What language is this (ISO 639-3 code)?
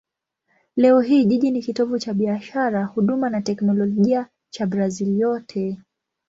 swa